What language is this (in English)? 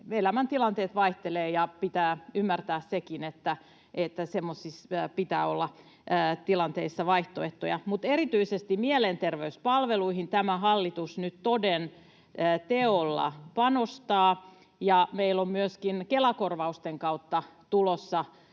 Finnish